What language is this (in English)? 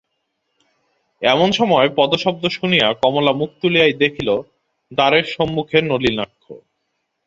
Bangla